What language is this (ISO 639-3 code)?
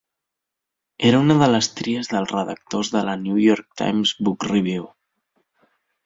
cat